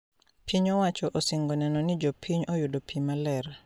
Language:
Luo (Kenya and Tanzania)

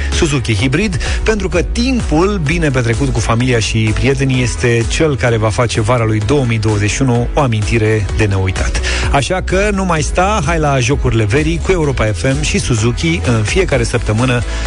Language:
Romanian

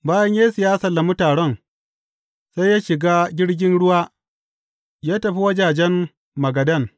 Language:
Hausa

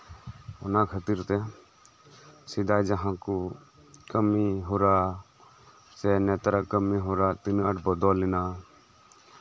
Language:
Santali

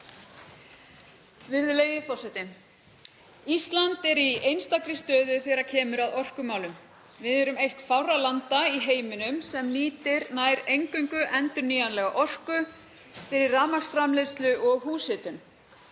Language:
Icelandic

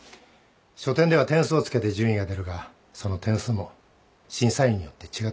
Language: Japanese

